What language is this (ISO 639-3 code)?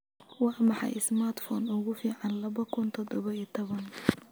som